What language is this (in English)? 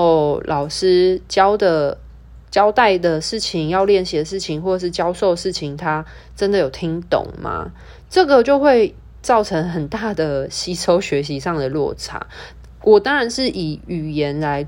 Chinese